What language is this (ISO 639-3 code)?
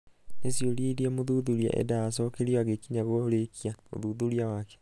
kik